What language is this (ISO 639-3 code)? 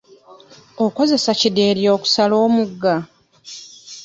lug